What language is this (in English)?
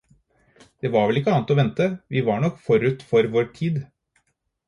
Norwegian Bokmål